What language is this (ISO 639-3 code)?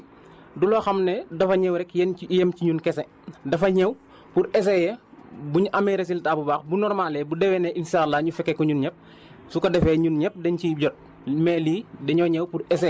wol